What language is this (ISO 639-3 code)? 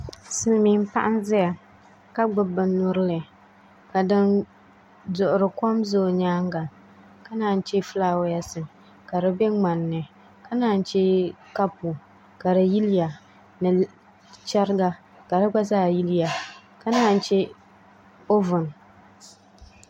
dag